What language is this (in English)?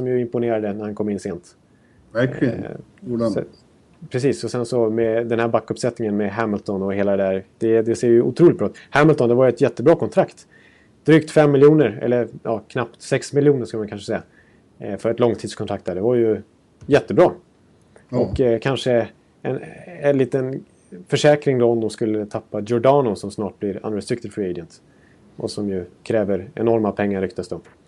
Swedish